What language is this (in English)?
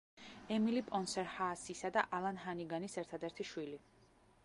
Georgian